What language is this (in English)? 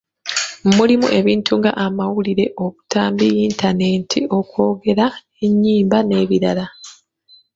Ganda